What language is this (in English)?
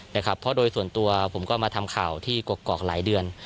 Thai